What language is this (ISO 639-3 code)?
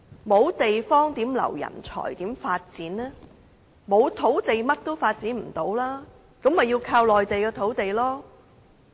yue